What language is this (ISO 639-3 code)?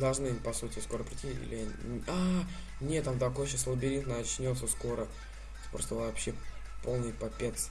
rus